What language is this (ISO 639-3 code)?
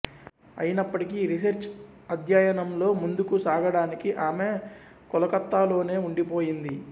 tel